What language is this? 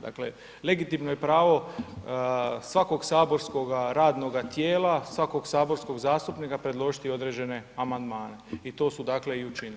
Croatian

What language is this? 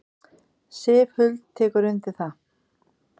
Icelandic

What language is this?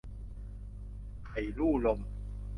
Thai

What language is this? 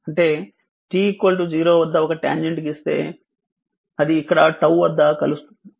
Telugu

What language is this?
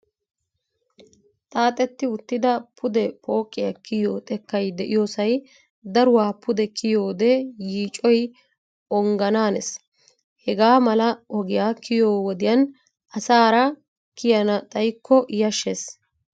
Wolaytta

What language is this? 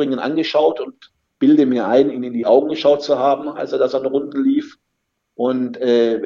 German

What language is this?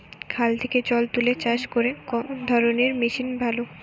Bangla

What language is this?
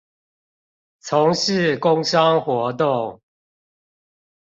Chinese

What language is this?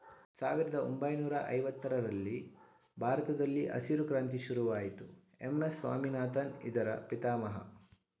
Kannada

